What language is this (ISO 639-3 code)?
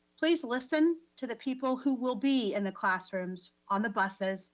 eng